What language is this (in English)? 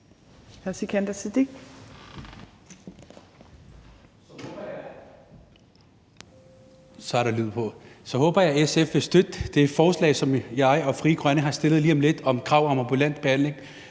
Danish